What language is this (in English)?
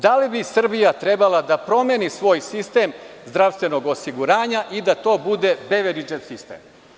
Serbian